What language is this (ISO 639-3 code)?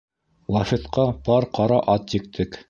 bak